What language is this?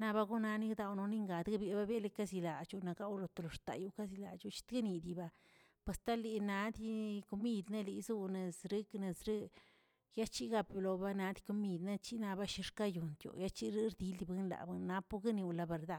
Tilquiapan Zapotec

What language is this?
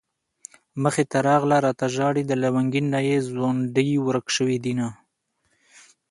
Pashto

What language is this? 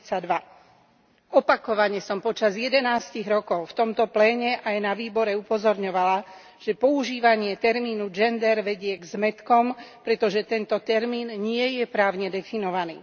Slovak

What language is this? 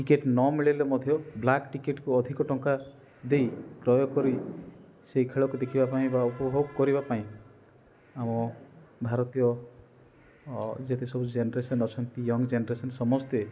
Odia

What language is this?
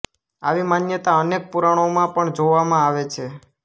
Gujarati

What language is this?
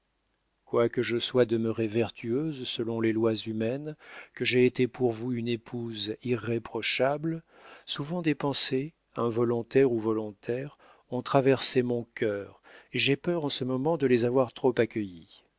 French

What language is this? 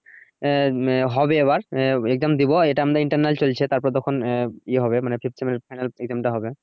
Bangla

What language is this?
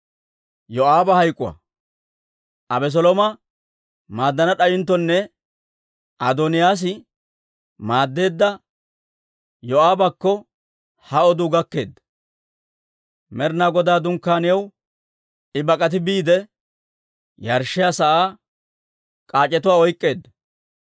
Dawro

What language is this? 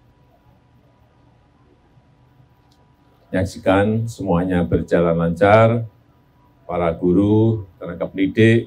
Indonesian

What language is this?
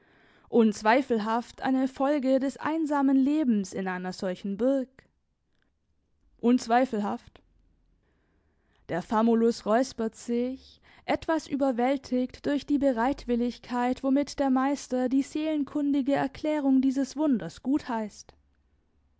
German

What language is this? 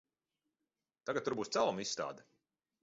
Latvian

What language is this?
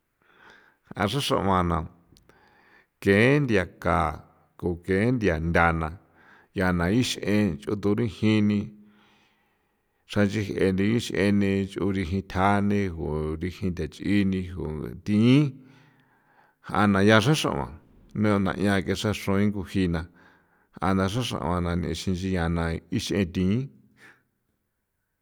San Felipe Otlaltepec Popoloca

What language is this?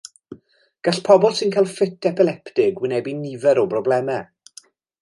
Welsh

